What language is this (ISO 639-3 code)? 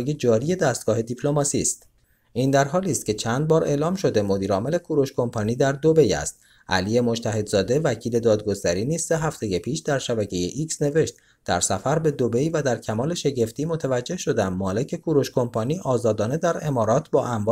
fas